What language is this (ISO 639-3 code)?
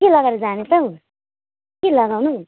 nep